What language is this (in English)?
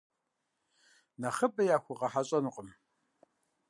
Kabardian